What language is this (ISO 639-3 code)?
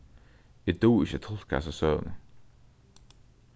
fao